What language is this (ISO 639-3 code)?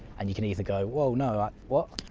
eng